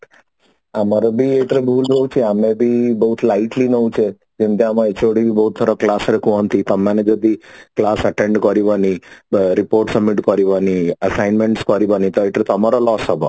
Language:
Odia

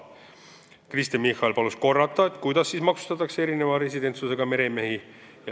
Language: Estonian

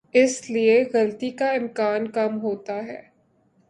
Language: Urdu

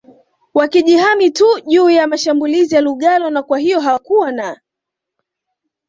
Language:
Swahili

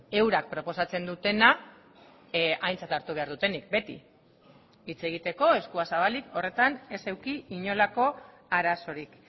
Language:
Basque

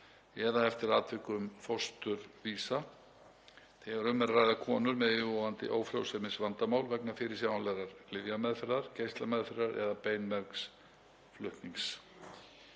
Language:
Icelandic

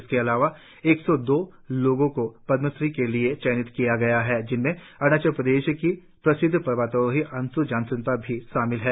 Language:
Hindi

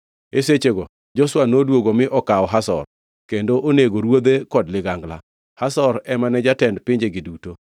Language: Luo (Kenya and Tanzania)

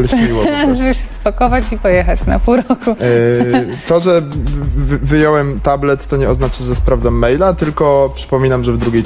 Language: Polish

